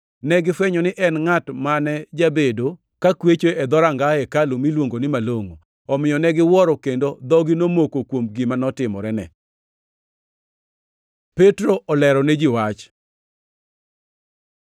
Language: Luo (Kenya and Tanzania)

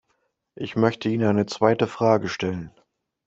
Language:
German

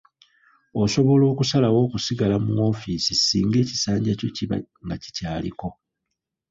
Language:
Ganda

